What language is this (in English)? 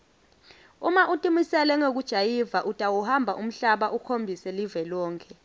Swati